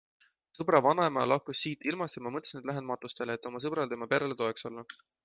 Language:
Estonian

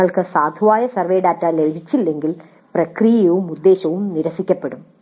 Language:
Malayalam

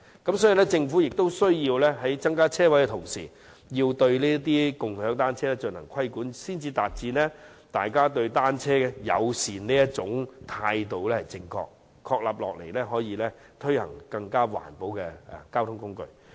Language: Cantonese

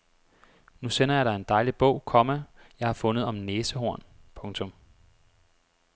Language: Danish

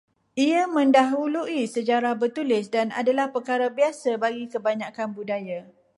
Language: Malay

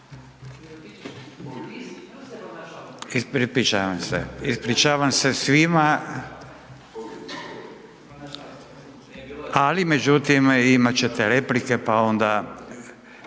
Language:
Croatian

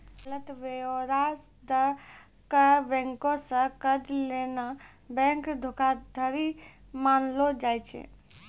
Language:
Maithili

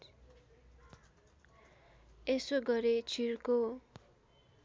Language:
Nepali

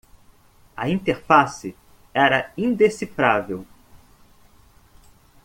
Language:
Portuguese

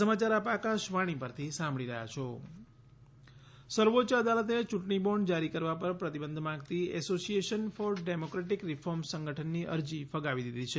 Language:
Gujarati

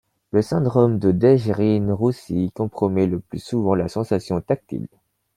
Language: French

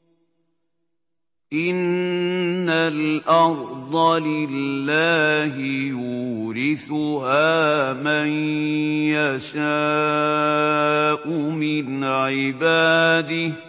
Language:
Arabic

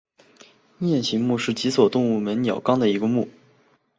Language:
Chinese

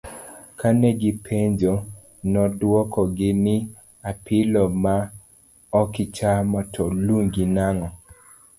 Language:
Luo (Kenya and Tanzania)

